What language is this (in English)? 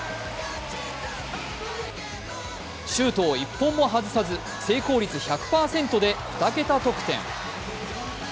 Japanese